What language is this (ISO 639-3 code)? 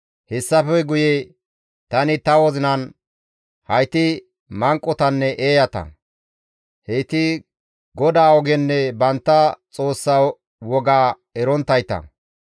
gmv